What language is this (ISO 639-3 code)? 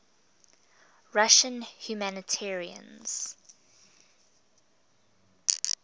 eng